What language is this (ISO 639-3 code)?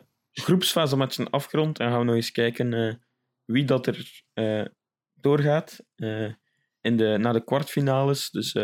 nld